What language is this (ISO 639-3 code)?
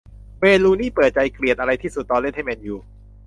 tha